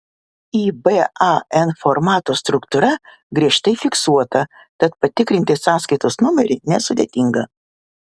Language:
Lithuanian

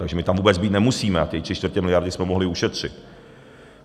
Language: Czech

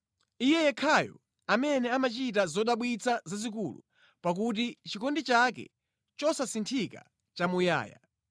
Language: Nyanja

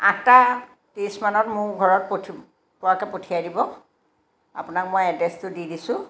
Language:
Assamese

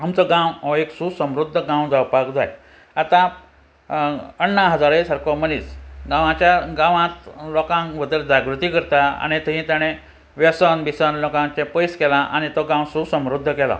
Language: Konkani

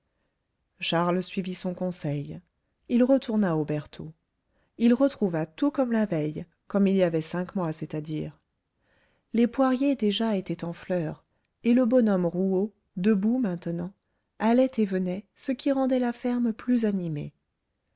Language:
French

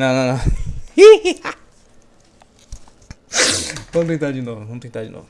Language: Portuguese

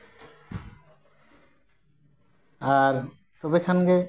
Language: Santali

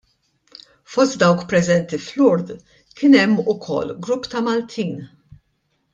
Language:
Maltese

